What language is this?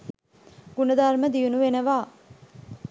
Sinhala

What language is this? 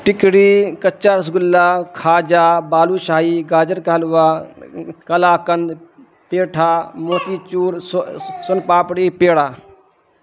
Urdu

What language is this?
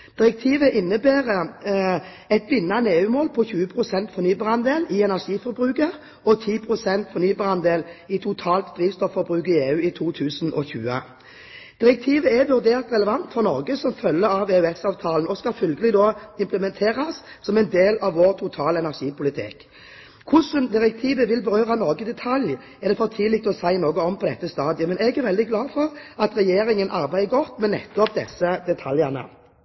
Norwegian Bokmål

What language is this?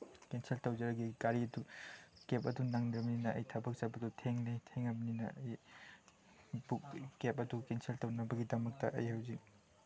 Manipuri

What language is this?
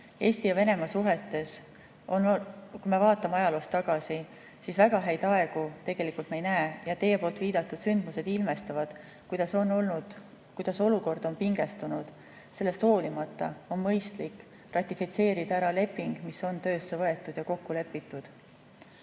Estonian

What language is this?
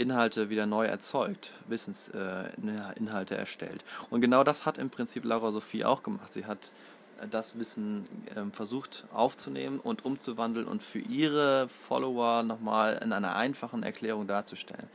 German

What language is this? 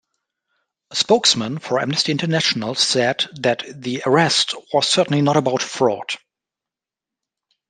English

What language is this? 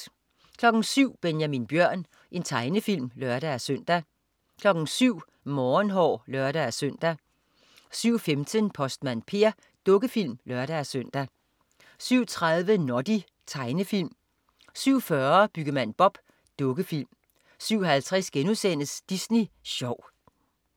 Danish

